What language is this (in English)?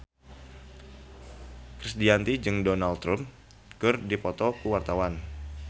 Sundanese